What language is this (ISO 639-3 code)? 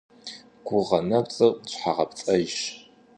kbd